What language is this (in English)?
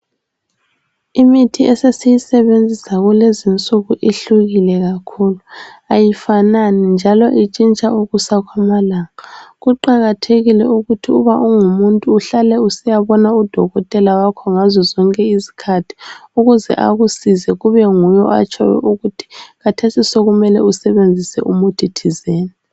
North Ndebele